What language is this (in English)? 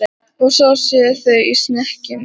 Icelandic